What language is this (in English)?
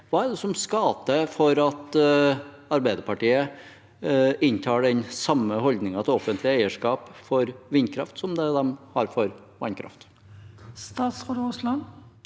Norwegian